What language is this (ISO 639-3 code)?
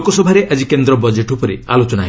ori